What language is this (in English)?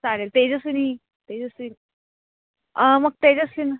Marathi